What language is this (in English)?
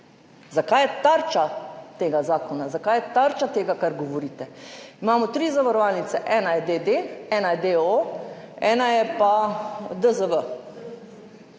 Slovenian